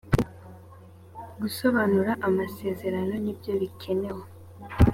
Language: Kinyarwanda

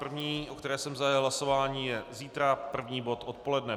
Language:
Czech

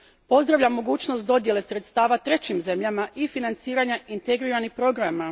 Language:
Croatian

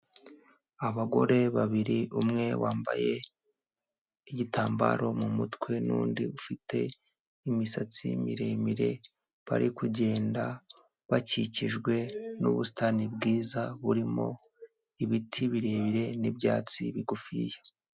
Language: Kinyarwanda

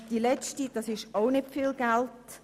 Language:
Swiss German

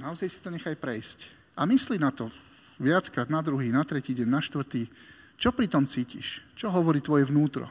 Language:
Slovak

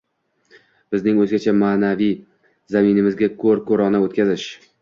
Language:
Uzbek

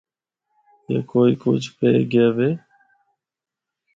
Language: Northern Hindko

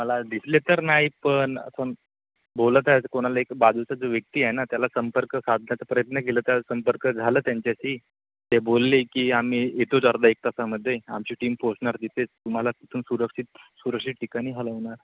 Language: Marathi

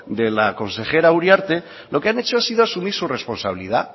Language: Spanish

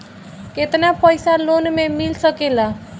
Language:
Bhojpuri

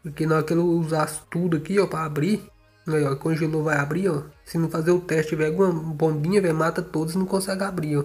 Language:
Portuguese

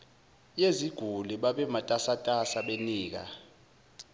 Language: Zulu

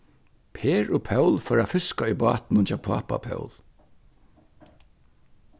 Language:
Faroese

